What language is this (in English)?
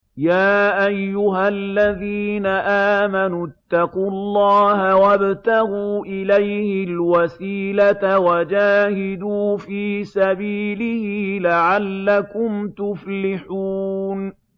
Arabic